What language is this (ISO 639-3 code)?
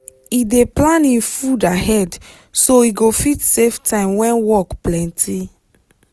pcm